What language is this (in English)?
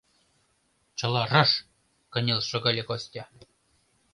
Mari